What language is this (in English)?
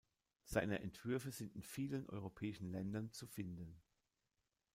German